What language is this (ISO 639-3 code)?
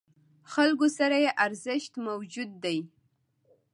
pus